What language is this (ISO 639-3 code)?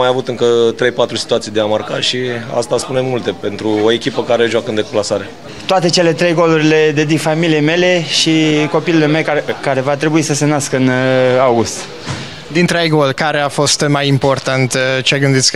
ron